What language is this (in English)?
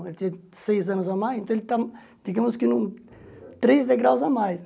Portuguese